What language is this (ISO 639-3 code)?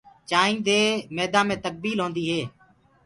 ggg